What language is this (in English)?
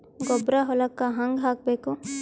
Kannada